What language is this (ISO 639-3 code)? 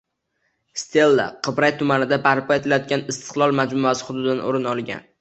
uzb